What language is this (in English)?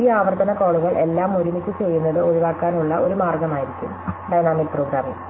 Malayalam